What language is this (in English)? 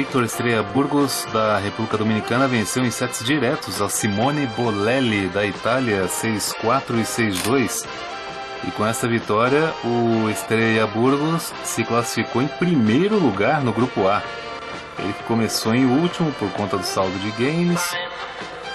Portuguese